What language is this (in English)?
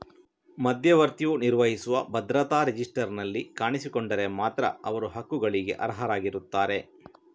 Kannada